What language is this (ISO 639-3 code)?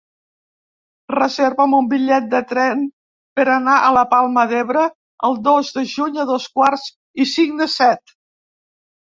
cat